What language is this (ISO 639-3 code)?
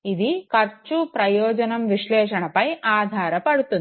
tel